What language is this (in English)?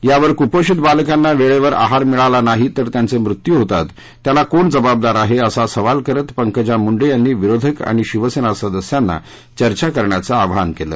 Marathi